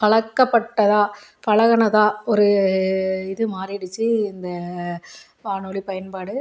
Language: Tamil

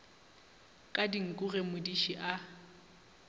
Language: Northern Sotho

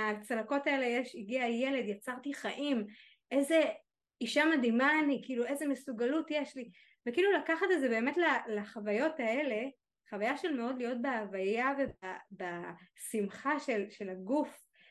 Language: Hebrew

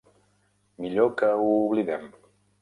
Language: Catalan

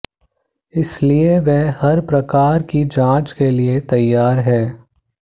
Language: Hindi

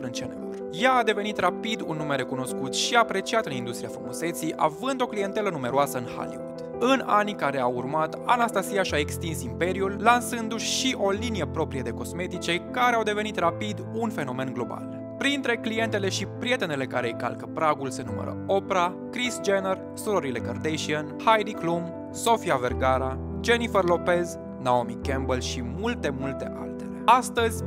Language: Romanian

